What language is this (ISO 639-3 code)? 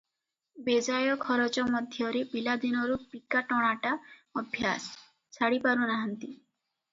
ori